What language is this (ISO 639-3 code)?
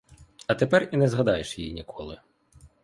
ukr